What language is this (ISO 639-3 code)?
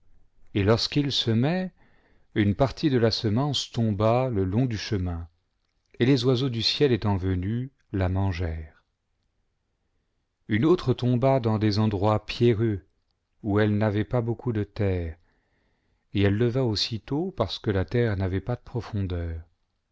fra